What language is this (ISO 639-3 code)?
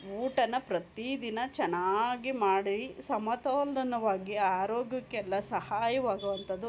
kan